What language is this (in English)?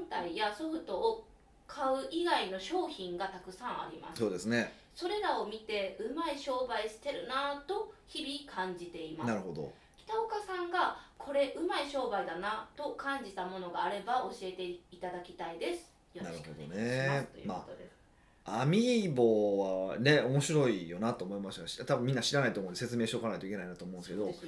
Japanese